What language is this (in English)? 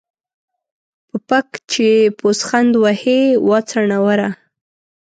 Pashto